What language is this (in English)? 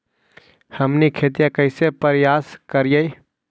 Magahi